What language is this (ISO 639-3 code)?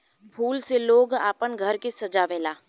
bho